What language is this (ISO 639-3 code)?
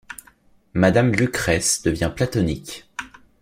fra